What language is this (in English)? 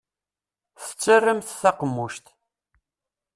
Kabyle